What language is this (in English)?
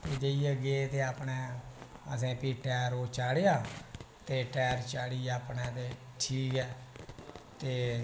Dogri